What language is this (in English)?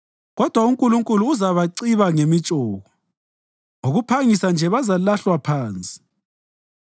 North Ndebele